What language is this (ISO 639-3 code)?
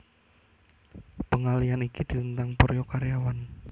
jav